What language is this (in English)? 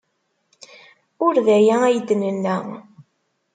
Kabyle